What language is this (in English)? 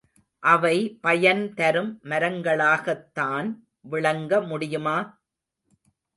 Tamil